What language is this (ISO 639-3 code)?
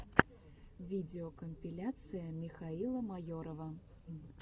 rus